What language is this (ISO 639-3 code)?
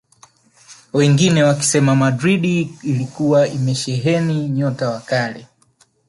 swa